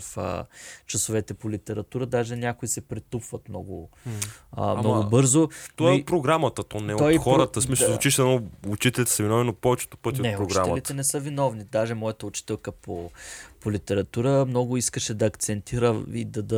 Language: Bulgarian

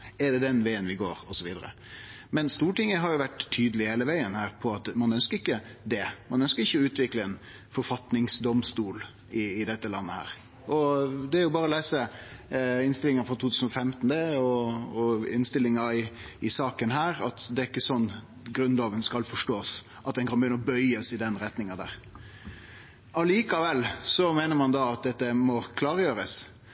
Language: Norwegian Nynorsk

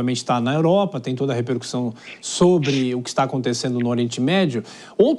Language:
Portuguese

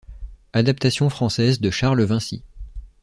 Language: French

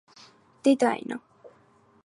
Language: Georgian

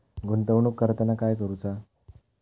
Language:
Marathi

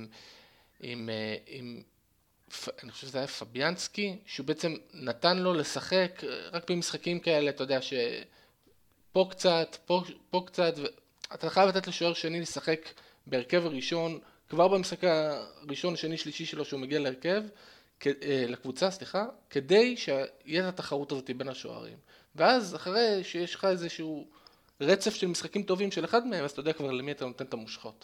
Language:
Hebrew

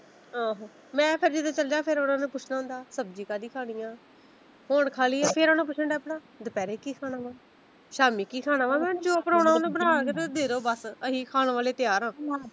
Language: Punjabi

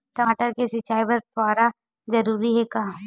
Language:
Chhattisgarhi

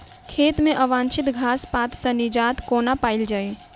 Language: Maithili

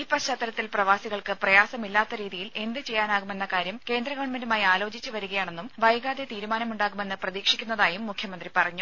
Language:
Malayalam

